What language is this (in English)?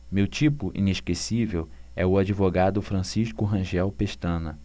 Portuguese